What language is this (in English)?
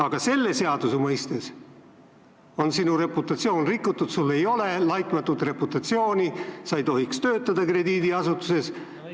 Estonian